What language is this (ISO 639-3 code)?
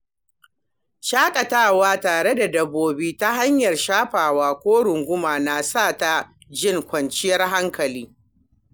hau